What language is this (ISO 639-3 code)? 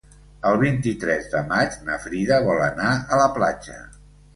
cat